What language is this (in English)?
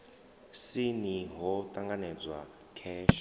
Venda